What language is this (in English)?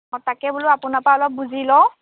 Assamese